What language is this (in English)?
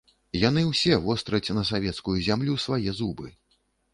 Belarusian